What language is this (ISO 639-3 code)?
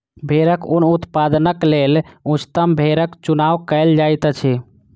mai